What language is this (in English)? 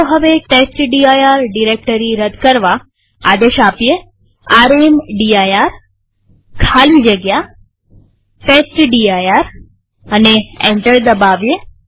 Gujarati